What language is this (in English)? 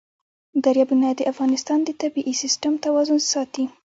Pashto